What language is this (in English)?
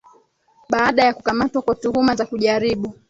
Swahili